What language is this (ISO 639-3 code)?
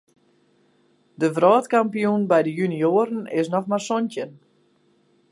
fry